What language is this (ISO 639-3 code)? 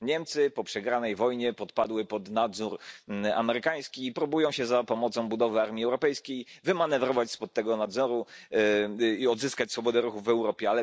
pol